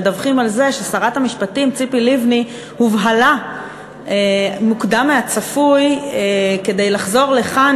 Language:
Hebrew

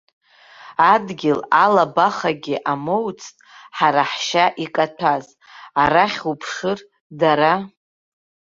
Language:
Abkhazian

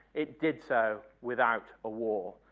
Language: English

